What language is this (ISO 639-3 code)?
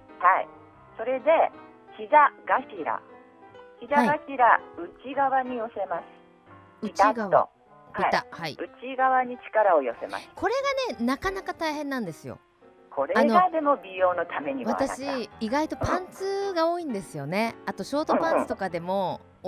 jpn